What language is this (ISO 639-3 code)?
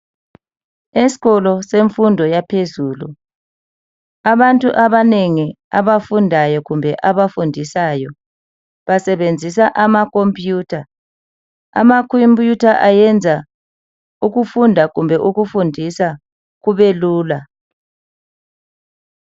nde